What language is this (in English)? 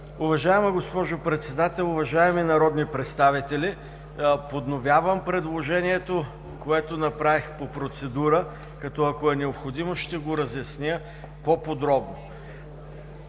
Bulgarian